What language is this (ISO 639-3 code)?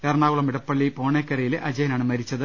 mal